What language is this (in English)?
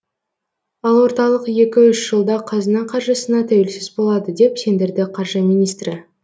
Kazakh